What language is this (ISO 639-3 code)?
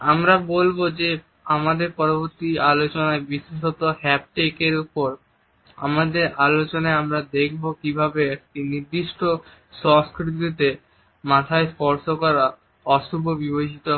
ben